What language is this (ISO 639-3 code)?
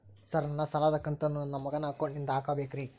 kan